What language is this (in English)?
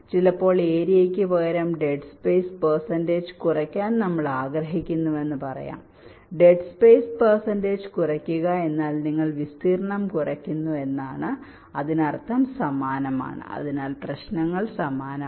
Malayalam